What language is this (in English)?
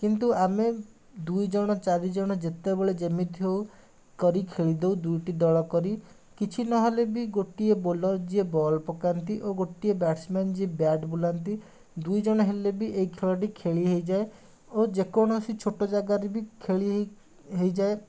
Odia